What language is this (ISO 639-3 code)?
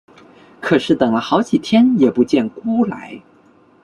zho